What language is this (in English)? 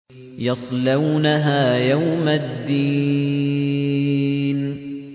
Arabic